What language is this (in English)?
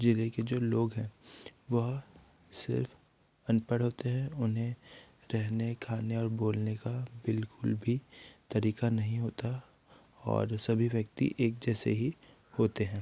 Hindi